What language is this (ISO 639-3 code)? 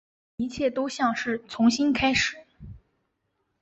zho